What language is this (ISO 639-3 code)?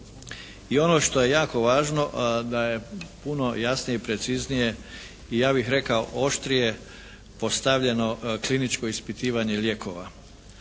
hrv